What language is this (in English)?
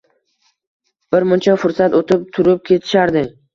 Uzbek